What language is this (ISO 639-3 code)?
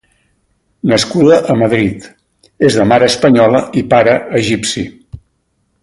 cat